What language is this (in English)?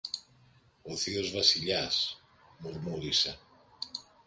Greek